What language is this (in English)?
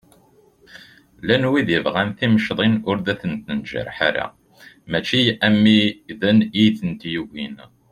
Kabyle